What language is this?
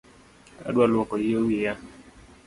Luo (Kenya and Tanzania)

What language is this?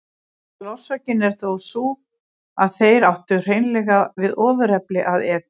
Icelandic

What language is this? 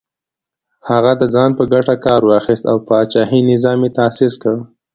Pashto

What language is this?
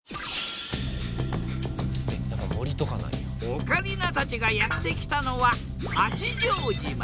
Japanese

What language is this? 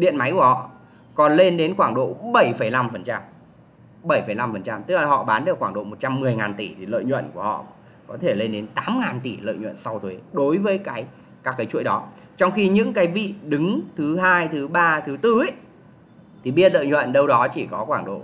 Vietnamese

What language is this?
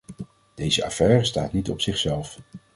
Dutch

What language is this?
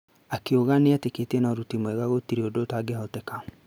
Kikuyu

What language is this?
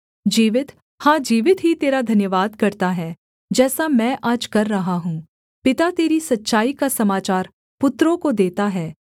Hindi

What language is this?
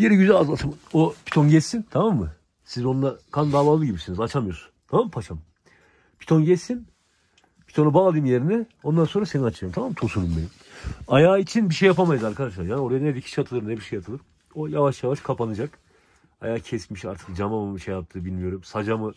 Turkish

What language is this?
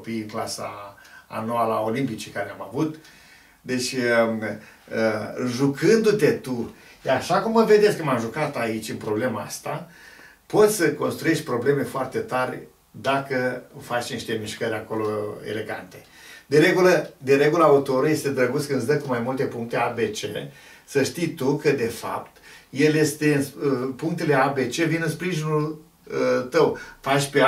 Romanian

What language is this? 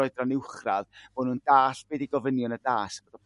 Welsh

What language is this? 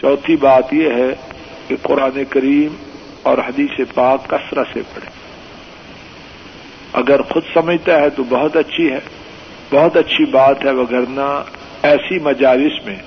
Urdu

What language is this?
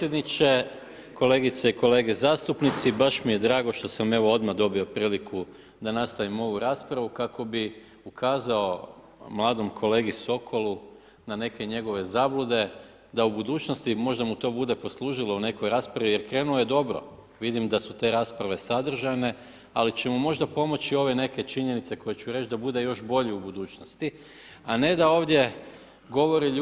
Croatian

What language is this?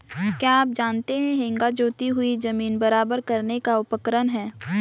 Hindi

